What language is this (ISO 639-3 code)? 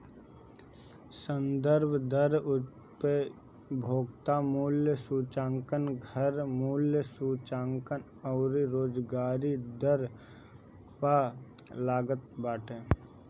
bho